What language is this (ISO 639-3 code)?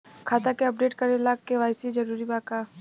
bho